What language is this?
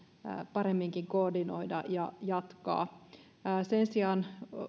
Finnish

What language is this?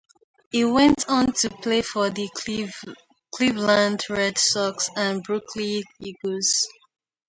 English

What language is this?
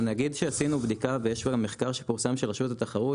Hebrew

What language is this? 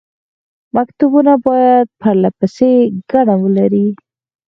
Pashto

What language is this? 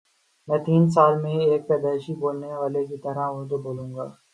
Urdu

